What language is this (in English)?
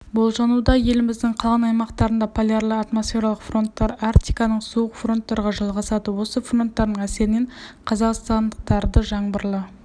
Kazakh